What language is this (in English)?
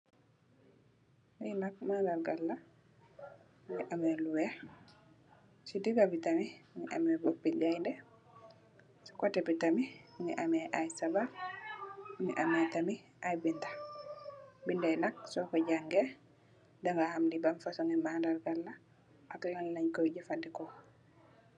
Wolof